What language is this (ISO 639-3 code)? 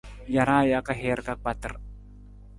nmz